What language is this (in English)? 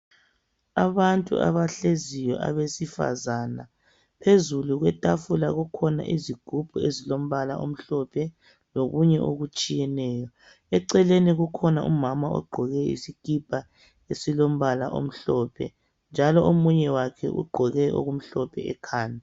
North Ndebele